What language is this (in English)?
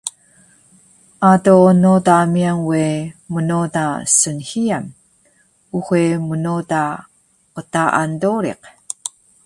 Taroko